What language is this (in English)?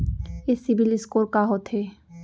Chhattisgarhi